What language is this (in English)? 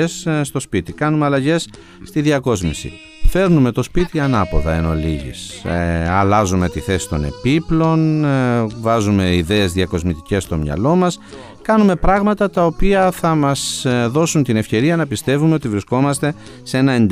Greek